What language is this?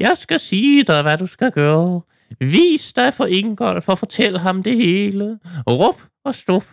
Danish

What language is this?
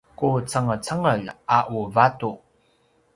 Paiwan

